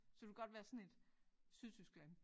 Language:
Danish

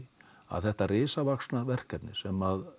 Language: Icelandic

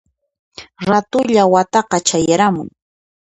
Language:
Puno Quechua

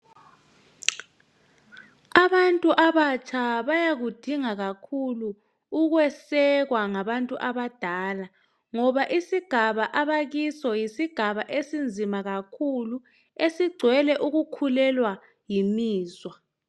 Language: North Ndebele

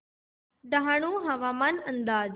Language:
Marathi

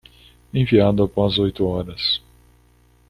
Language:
Portuguese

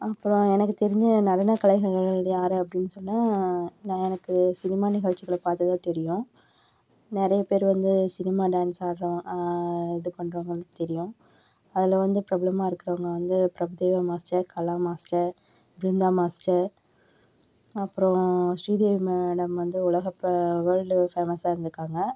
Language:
Tamil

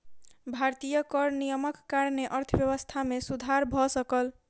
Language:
Maithili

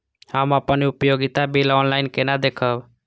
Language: Maithili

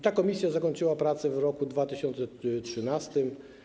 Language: Polish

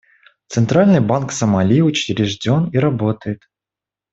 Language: Russian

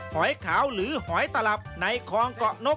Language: Thai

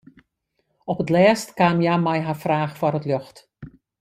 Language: Western Frisian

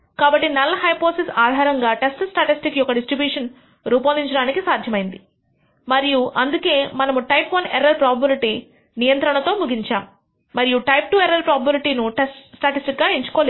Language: Telugu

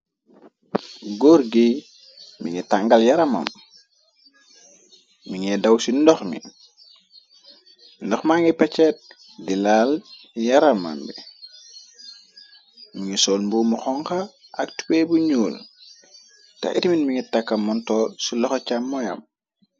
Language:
Wolof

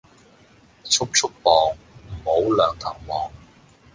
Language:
Cantonese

